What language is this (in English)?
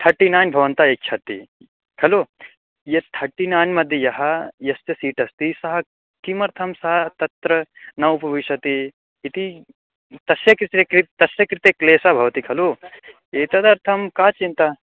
Sanskrit